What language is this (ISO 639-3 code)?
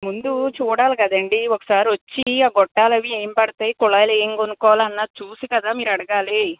tel